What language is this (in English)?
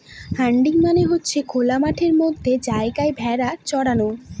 Bangla